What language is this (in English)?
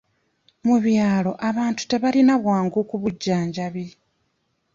Ganda